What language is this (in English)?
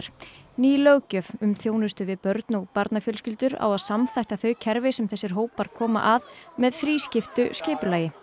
Icelandic